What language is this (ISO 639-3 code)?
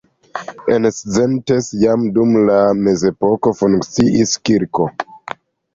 epo